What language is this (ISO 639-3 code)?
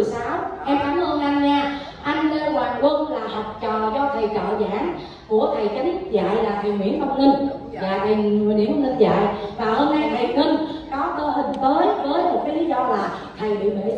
vie